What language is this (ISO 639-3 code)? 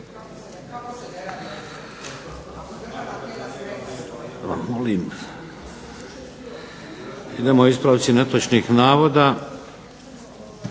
hrv